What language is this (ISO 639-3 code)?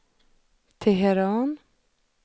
swe